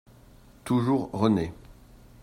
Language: French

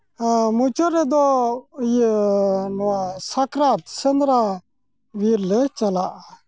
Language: Santali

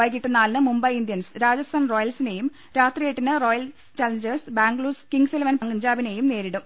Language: Malayalam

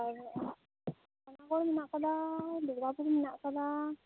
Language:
Santali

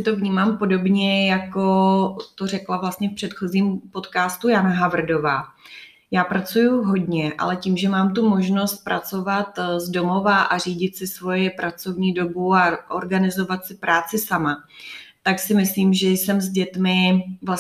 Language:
Czech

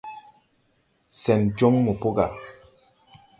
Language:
Tupuri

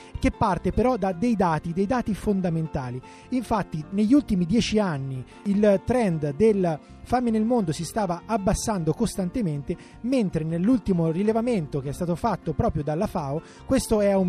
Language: Italian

